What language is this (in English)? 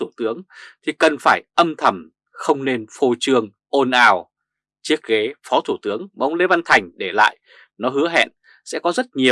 Vietnamese